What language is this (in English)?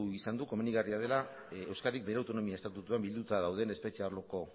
Basque